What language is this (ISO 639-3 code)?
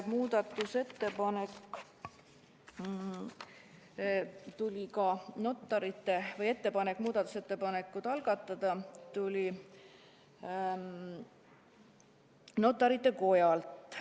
est